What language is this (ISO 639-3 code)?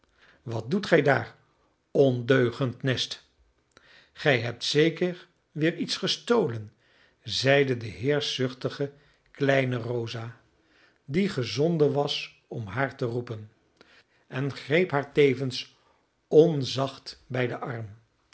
nld